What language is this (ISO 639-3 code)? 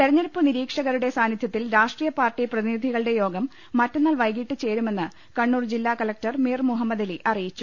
mal